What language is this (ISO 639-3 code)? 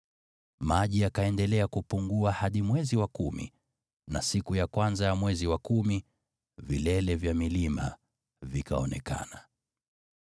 swa